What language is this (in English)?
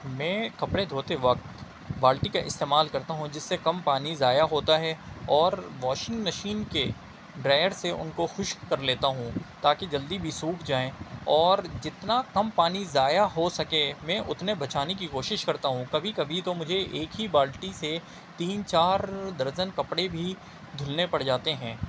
Urdu